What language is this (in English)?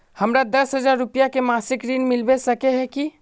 Magahi